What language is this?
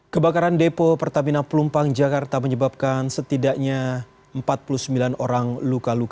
Indonesian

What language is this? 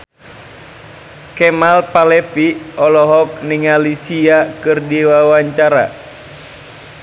Sundanese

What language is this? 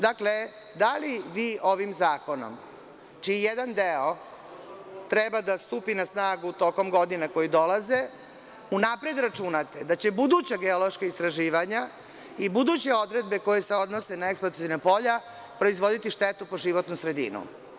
Serbian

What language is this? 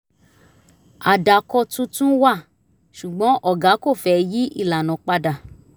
Yoruba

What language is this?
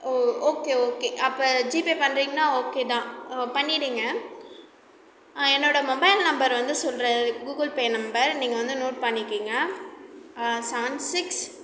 Tamil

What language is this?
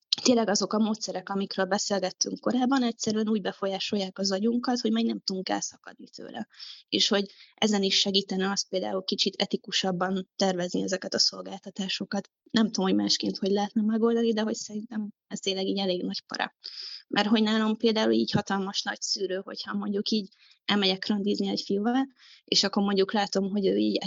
Hungarian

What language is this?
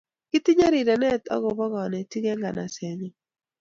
Kalenjin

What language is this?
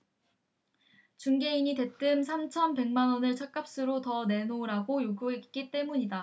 Korean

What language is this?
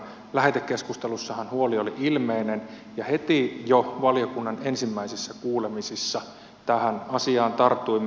Finnish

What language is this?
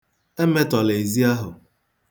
Igbo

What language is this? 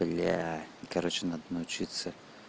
Russian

